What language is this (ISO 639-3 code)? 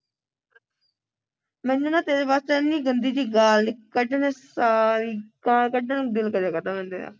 pan